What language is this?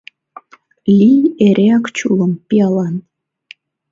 Mari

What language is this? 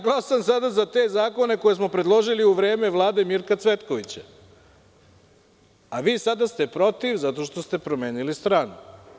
Serbian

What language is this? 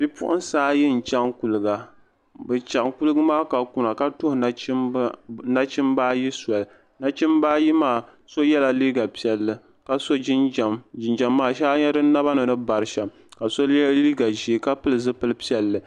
Dagbani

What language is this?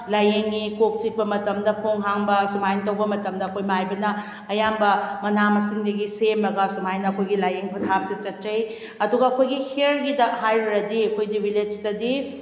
Manipuri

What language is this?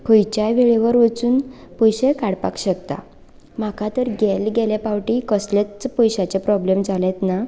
Konkani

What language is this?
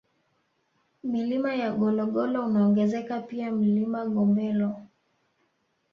Swahili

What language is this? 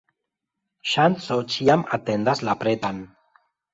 Esperanto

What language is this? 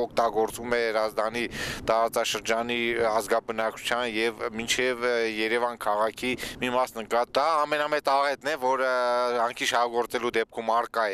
Turkish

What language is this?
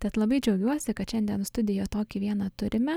Lithuanian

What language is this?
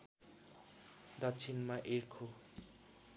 Nepali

